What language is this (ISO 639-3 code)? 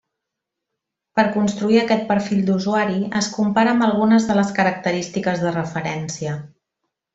cat